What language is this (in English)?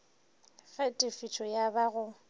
Northern Sotho